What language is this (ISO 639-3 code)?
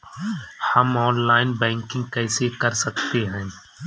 hin